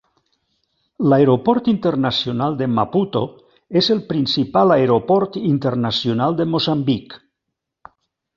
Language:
Catalan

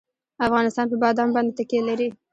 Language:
Pashto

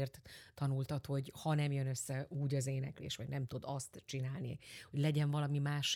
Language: Hungarian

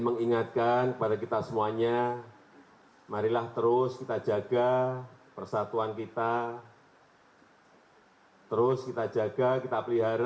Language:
Indonesian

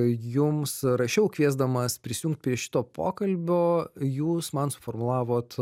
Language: Lithuanian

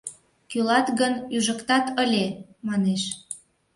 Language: Mari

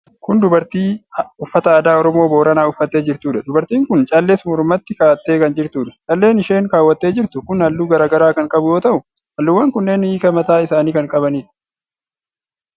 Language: Oromo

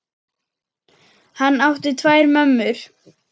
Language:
Icelandic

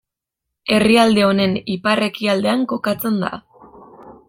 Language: Basque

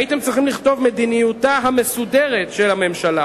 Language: Hebrew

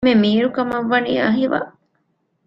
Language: Divehi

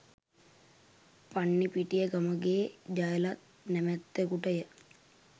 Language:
Sinhala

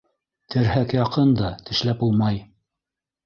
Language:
Bashkir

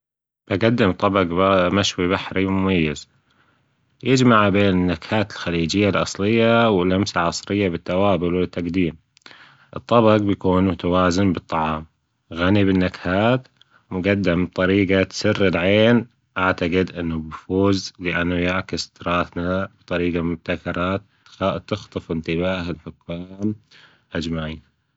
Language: Gulf Arabic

